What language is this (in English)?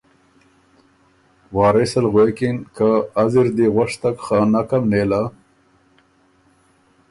Ormuri